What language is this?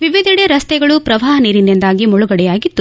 Kannada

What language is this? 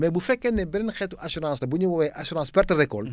Wolof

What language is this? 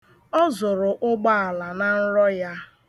Igbo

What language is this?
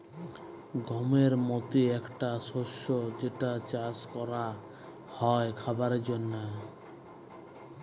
Bangla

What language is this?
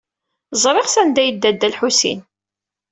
Kabyle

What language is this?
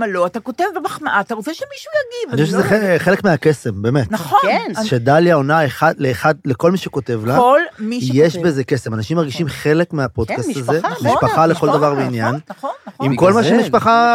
Hebrew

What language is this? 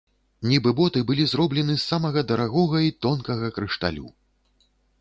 Belarusian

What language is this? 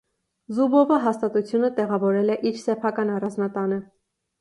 Armenian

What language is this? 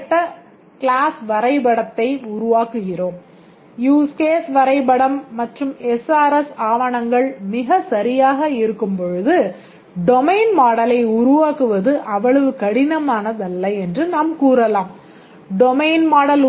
Tamil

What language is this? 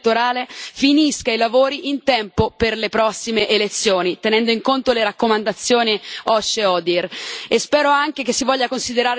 Italian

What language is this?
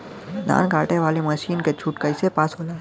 Bhojpuri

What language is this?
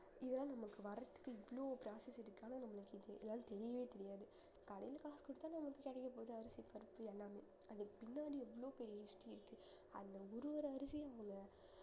Tamil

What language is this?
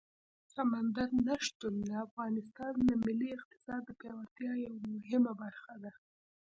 Pashto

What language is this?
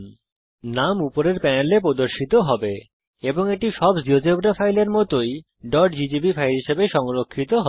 Bangla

